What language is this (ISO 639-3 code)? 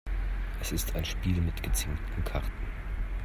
deu